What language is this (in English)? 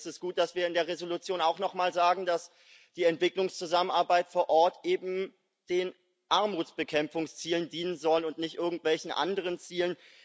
German